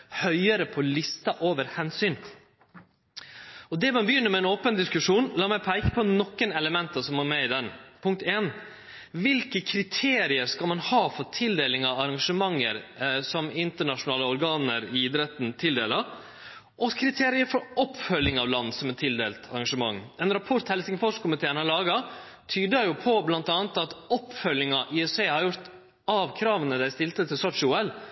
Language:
Norwegian Nynorsk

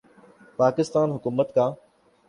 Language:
Urdu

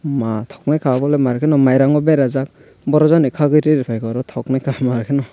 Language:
Kok Borok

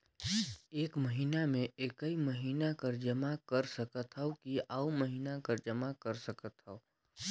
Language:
Chhattisgarhi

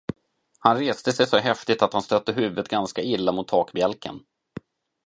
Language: Swedish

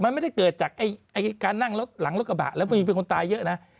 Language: Thai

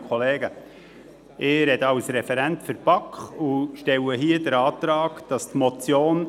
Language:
Swiss German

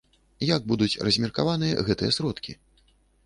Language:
Belarusian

